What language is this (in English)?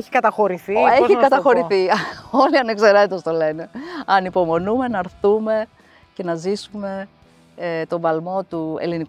Greek